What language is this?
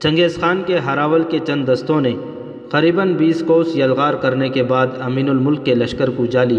Urdu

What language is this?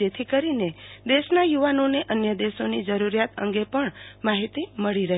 Gujarati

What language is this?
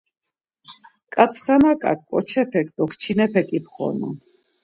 Laz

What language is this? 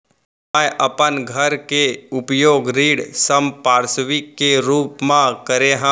Chhattisgarhi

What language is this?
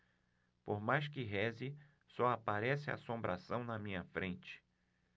Portuguese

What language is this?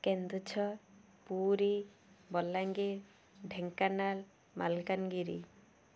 Odia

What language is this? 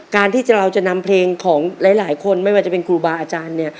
Thai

